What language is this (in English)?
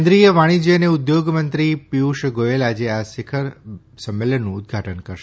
Gujarati